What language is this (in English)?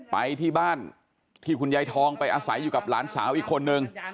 Thai